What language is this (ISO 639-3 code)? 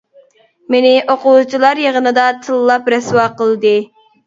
uig